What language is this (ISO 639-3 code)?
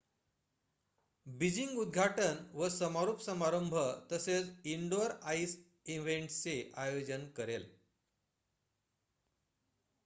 mar